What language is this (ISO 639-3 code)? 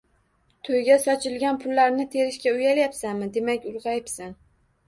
uzb